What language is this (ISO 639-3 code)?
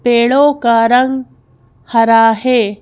hin